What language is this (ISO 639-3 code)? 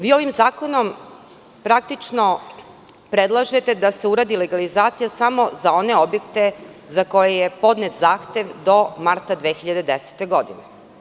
srp